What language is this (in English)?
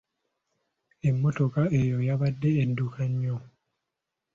Ganda